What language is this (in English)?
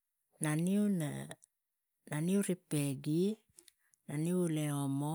Tigak